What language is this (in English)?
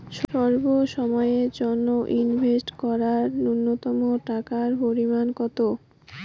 Bangla